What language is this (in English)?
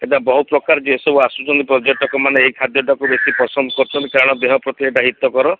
Odia